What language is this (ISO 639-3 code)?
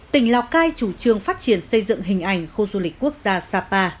vie